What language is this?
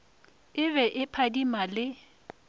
Northern Sotho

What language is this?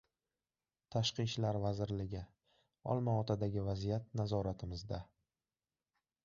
Uzbek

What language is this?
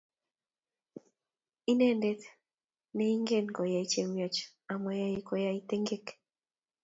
Kalenjin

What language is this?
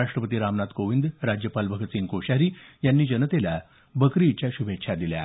Marathi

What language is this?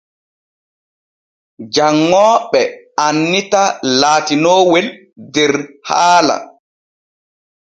Borgu Fulfulde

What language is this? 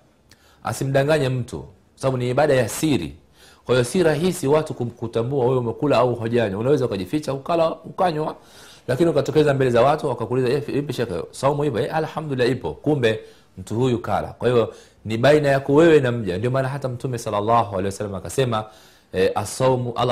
Swahili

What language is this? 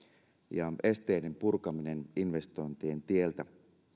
Finnish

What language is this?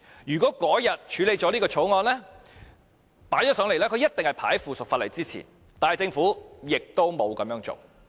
Cantonese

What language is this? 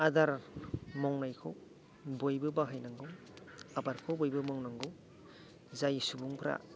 Bodo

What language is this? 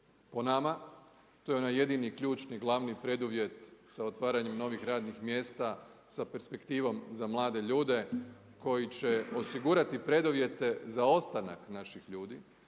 Croatian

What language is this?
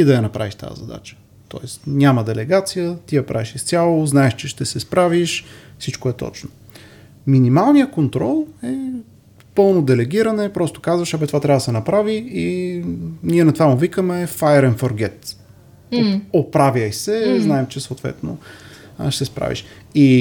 Bulgarian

